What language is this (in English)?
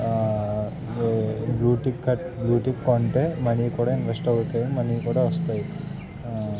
Telugu